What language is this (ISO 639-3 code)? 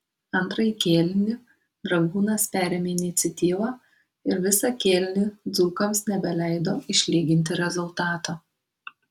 lit